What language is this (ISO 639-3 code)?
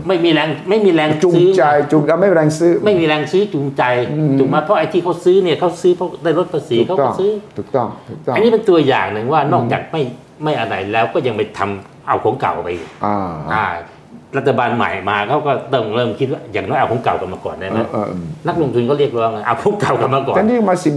tha